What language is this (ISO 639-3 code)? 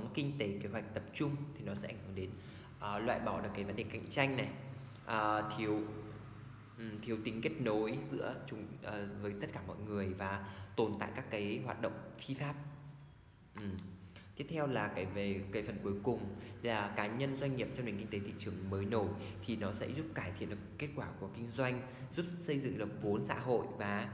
vie